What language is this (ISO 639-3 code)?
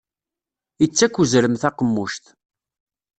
kab